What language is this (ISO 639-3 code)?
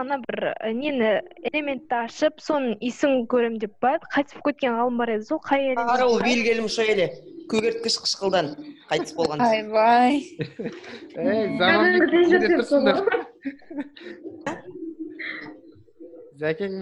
tur